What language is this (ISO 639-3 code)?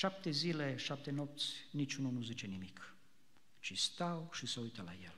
ron